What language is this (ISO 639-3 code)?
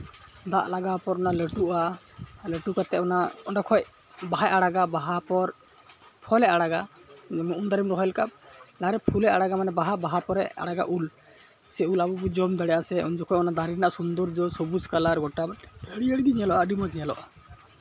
sat